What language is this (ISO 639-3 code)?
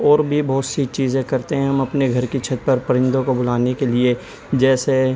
urd